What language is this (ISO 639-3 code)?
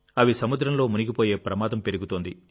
tel